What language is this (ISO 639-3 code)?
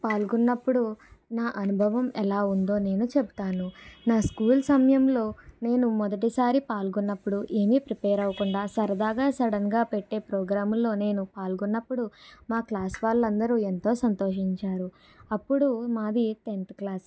tel